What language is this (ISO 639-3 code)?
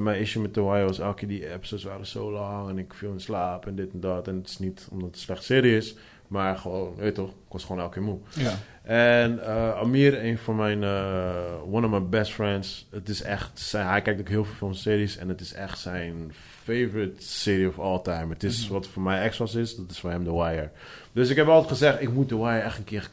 nld